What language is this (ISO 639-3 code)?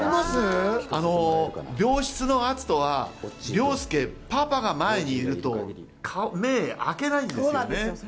jpn